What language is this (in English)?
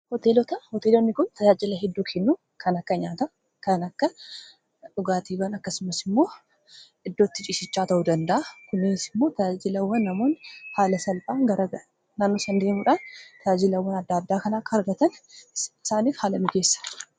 Oromo